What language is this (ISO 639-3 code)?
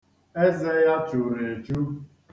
ibo